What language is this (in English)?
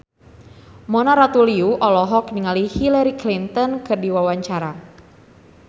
Sundanese